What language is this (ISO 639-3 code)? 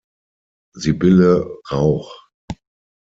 deu